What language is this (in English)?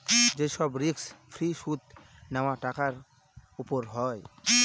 Bangla